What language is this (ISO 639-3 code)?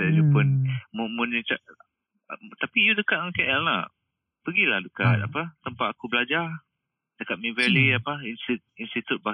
msa